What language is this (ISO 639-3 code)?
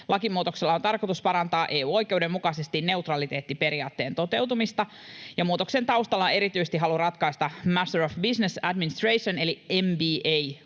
fin